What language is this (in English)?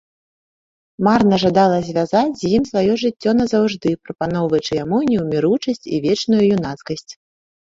Belarusian